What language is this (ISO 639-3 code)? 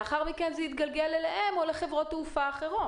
heb